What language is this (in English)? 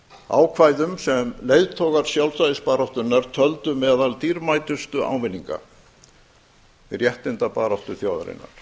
Icelandic